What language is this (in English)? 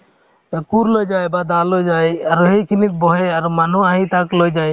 Assamese